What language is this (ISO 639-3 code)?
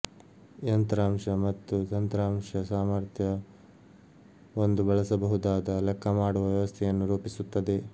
kan